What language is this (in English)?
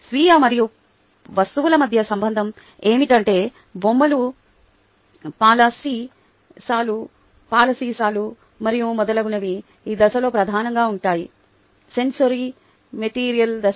Telugu